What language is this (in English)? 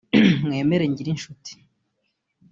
Kinyarwanda